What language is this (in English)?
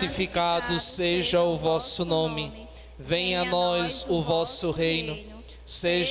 Portuguese